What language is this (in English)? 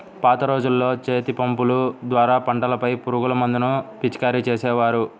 Telugu